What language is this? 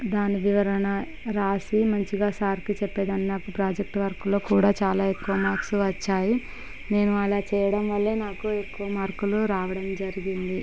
Telugu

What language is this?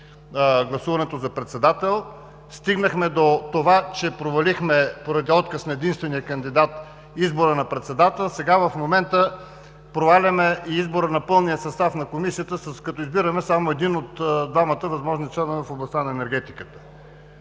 Bulgarian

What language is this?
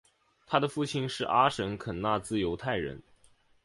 Chinese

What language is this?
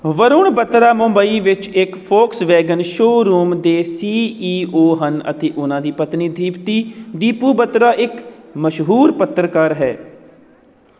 Punjabi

